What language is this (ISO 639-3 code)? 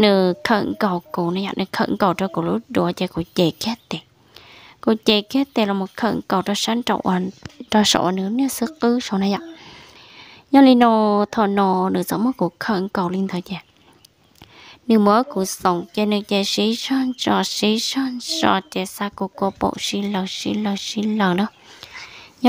vie